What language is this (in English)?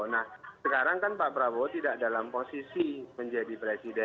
Indonesian